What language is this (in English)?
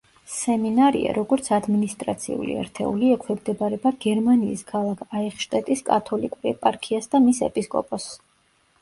Georgian